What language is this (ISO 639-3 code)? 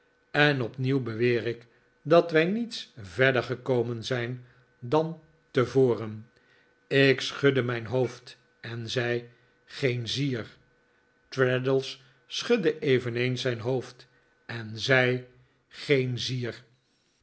nld